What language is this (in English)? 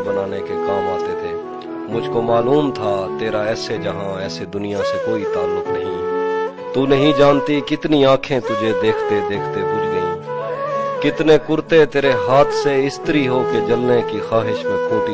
Urdu